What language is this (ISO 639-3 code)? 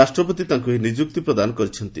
ori